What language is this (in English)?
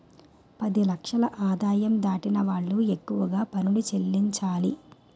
Telugu